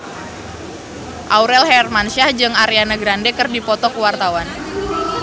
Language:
Sundanese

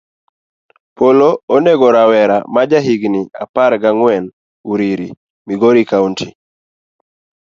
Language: Luo (Kenya and Tanzania)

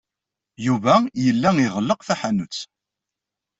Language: Kabyle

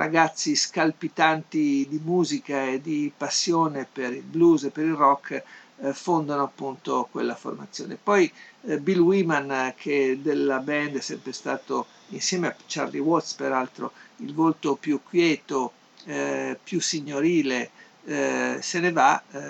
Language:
Italian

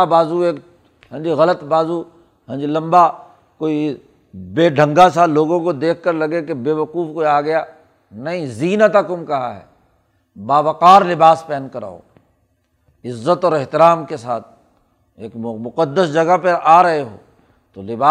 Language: Urdu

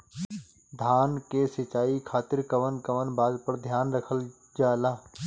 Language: Bhojpuri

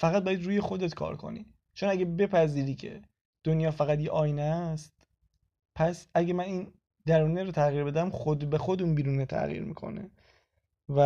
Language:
Persian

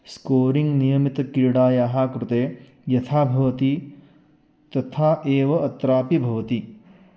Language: Sanskrit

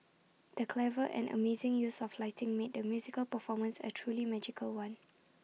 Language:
English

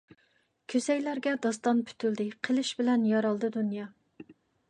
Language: Uyghur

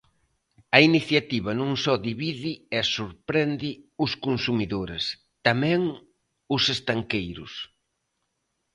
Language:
Galician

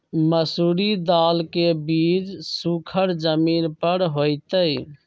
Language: Magahi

